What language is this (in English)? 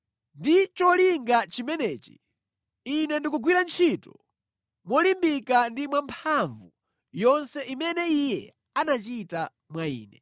Nyanja